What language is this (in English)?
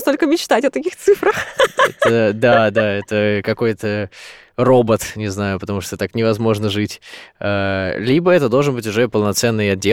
Russian